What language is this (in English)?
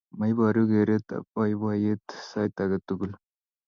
Kalenjin